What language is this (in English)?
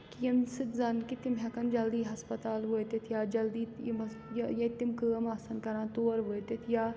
Kashmiri